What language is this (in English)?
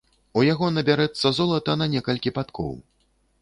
Belarusian